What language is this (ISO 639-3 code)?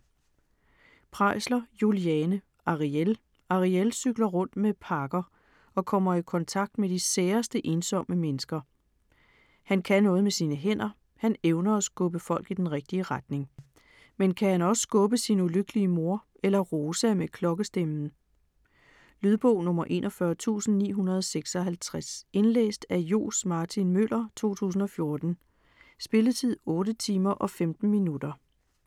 dan